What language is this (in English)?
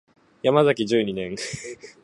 Japanese